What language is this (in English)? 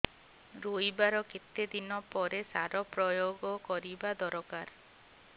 Odia